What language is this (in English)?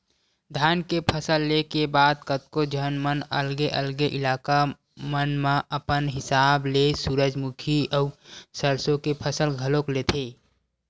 Chhattisgarhi